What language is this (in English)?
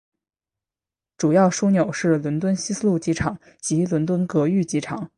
Chinese